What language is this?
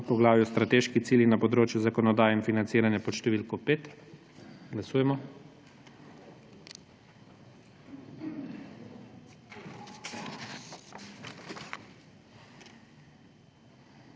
Slovenian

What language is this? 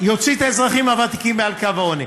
Hebrew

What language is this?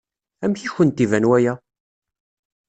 Kabyle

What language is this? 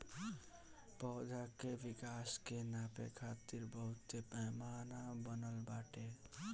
Bhojpuri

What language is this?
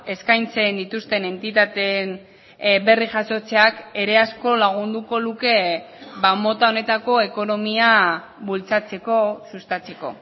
Basque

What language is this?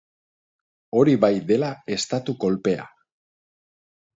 Basque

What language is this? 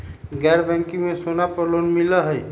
Magahi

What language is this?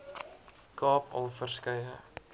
Afrikaans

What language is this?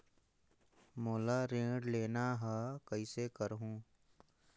Chhattisgarhi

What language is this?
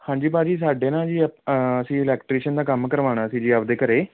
Punjabi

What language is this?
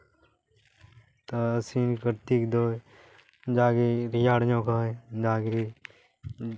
Santali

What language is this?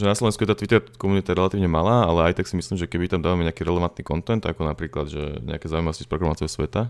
Slovak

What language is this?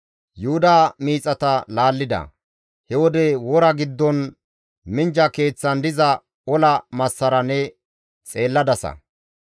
Gamo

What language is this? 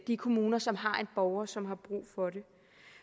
Danish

